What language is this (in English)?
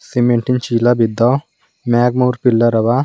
Kannada